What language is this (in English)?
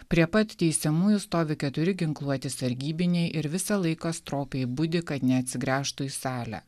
Lithuanian